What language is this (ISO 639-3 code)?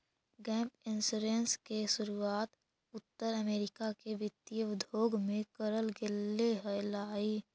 mag